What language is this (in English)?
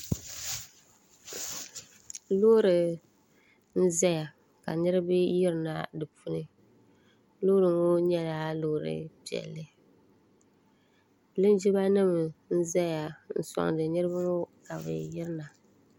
Dagbani